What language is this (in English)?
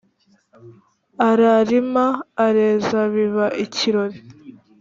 Kinyarwanda